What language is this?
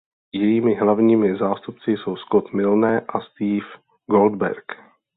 Czech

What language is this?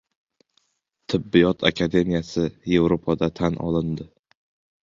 Uzbek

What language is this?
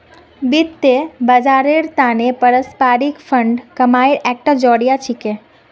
Magahi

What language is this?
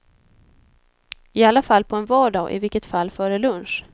Swedish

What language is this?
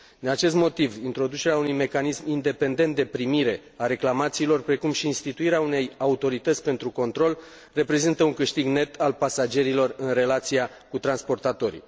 Romanian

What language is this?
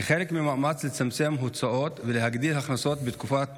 Hebrew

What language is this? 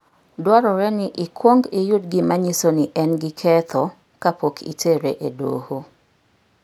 Luo (Kenya and Tanzania)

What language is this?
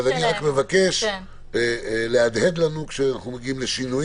Hebrew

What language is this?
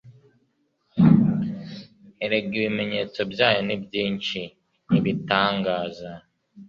Kinyarwanda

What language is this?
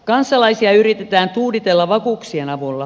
Finnish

